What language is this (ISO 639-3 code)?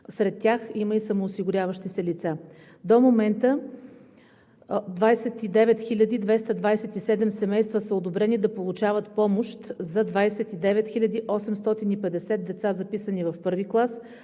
bul